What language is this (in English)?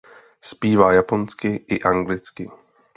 Czech